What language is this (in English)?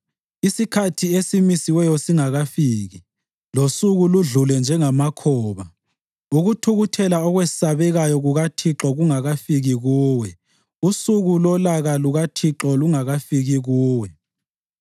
North Ndebele